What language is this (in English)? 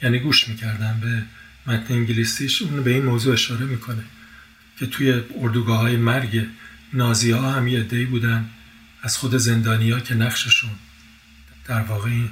Persian